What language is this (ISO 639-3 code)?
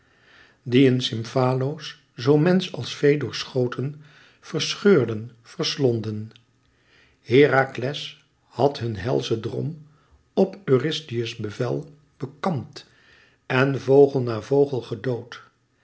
nld